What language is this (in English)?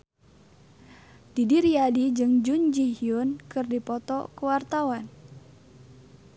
Sundanese